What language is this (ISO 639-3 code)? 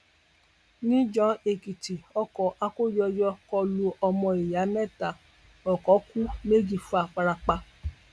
yor